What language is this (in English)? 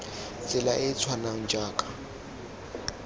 Tswana